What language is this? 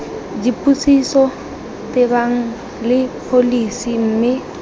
Tswana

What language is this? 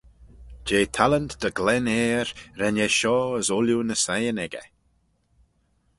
Manx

